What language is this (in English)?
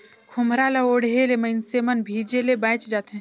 Chhattisgarhi